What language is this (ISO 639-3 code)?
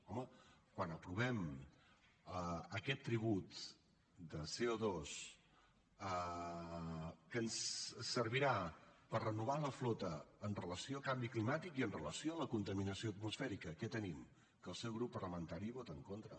cat